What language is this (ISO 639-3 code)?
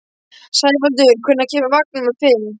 isl